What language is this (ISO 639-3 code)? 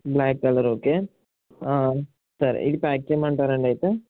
tel